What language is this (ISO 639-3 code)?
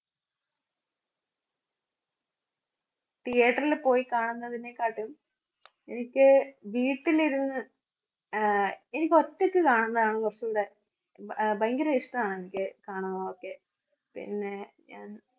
mal